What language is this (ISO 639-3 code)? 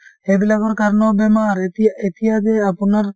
asm